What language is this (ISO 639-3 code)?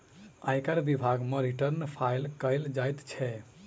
mai